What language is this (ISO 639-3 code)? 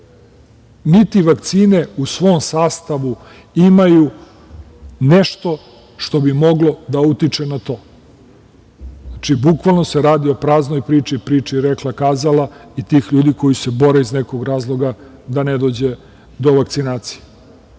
srp